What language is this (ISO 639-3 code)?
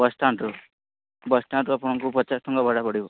ori